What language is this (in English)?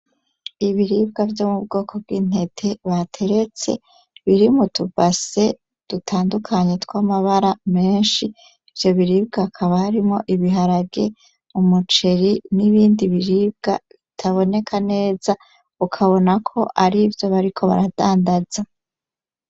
Rundi